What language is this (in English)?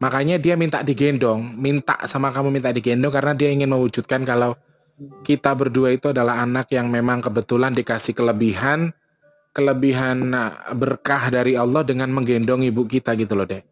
Indonesian